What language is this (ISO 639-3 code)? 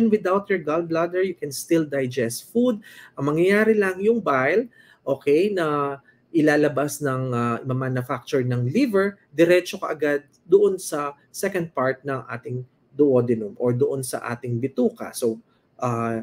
fil